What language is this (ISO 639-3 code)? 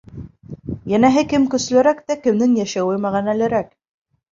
bak